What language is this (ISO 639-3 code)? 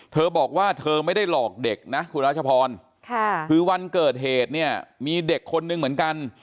tha